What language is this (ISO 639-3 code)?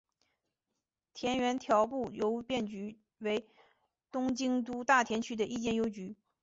zho